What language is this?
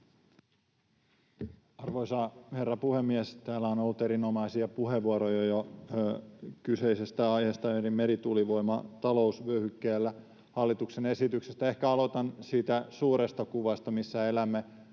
Finnish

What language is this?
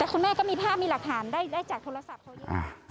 Thai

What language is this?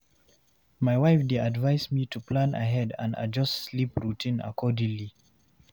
Nigerian Pidgin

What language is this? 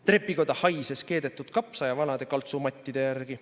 Estonian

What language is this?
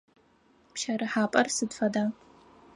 Adyghe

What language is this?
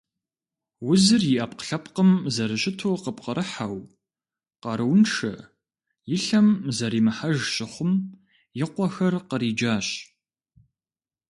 Kabardian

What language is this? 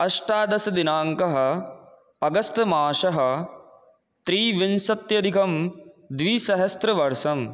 Sanskrit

